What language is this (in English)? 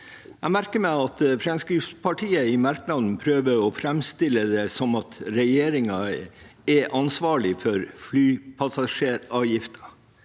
Norwegian